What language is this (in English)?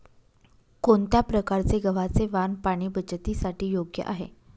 Marathi